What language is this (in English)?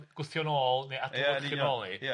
Welsh